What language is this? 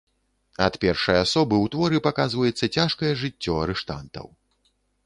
Belarusian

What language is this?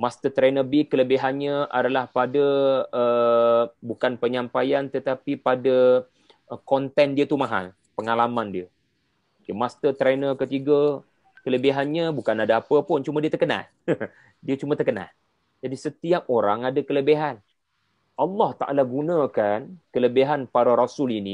Malay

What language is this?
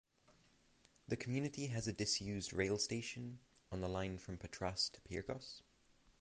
English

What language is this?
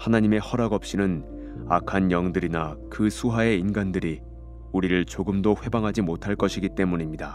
Korean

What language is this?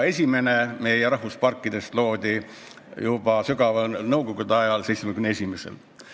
Estonian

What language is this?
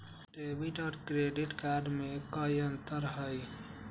Magahi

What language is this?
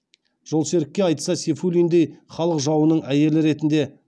Kazakh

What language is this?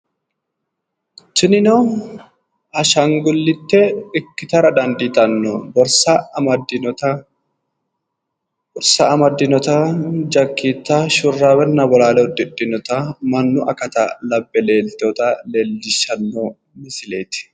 Sidamo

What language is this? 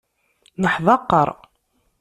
Kabyle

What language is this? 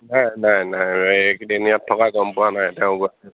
Assamese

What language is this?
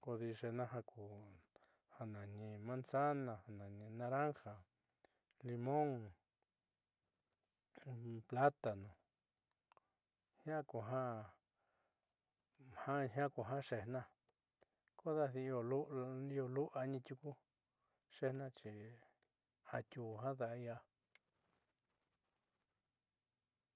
Southeastern Nochixtlán Mixtec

